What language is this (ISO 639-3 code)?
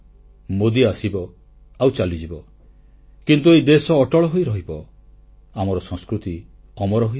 ori